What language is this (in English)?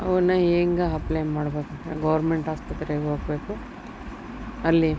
Kannada